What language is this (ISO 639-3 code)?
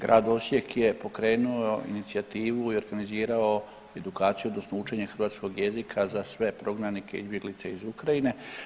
hrv